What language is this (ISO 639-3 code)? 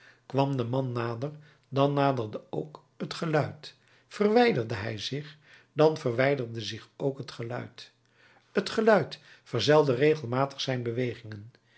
nld